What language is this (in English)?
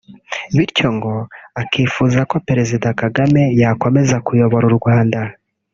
Kinyarwanda